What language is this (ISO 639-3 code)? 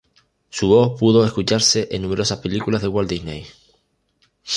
spa